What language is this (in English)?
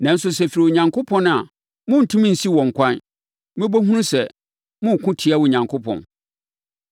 Akan